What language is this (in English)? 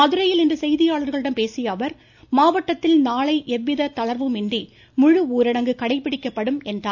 Tamil